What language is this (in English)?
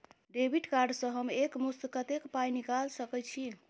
Maithili